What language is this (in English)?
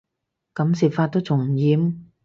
Cantonese